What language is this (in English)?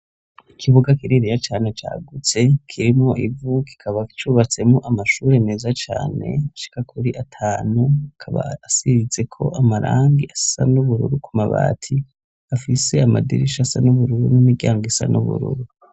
Rundi